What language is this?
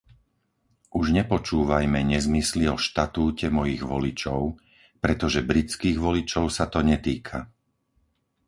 Slovak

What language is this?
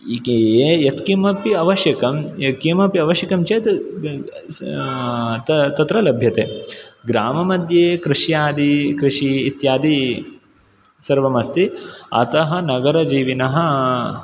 Sanskrit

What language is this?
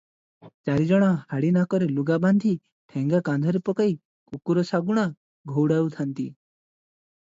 Odia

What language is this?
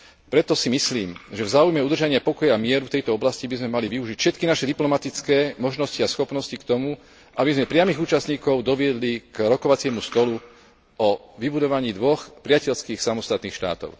Slovak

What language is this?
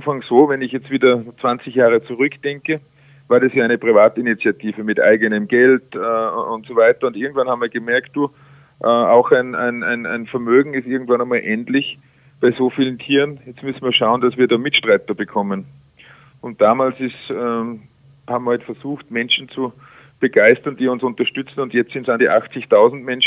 German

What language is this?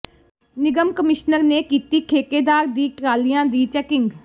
Punjabi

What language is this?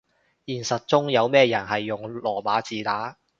Cantonese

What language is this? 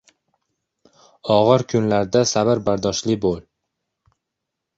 Uzbek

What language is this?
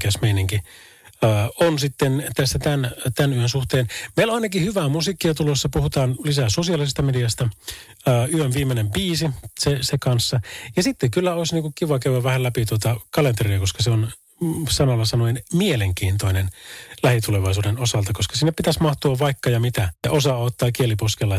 Finnish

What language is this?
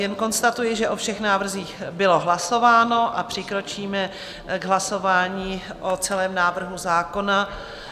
Czech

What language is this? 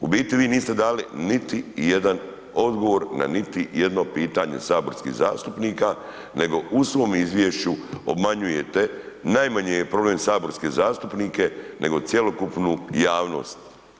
Croatian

